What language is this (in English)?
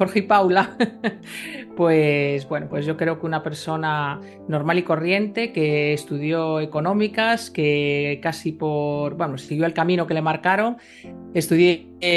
Spanish